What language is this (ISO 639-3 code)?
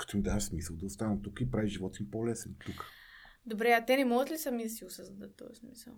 bul